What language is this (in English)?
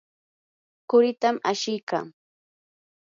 Yanahuanca Pasco Quechua